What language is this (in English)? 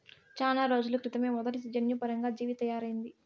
Telugu